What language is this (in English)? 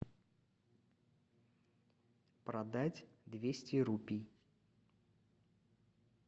Russian